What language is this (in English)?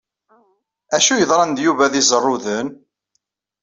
Kabyle